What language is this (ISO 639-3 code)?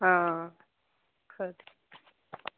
doi